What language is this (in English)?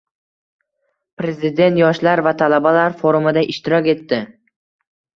Uzbek